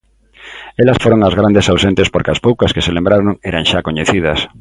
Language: Galician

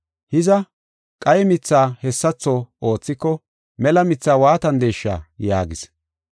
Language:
Gofa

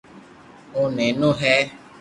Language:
Loarki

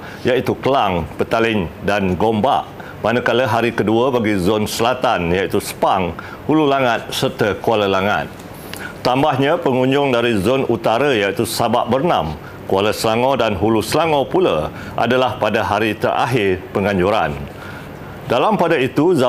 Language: Malay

